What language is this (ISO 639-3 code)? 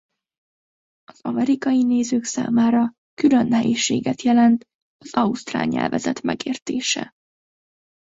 hun